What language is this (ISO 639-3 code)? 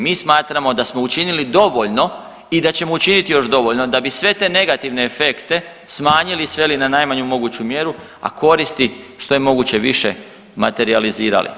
hrv